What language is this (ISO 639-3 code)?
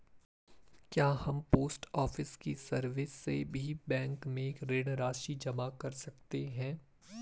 hin